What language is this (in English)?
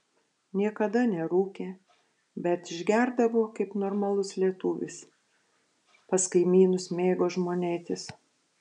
Lithuanian